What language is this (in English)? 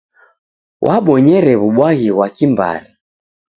Taita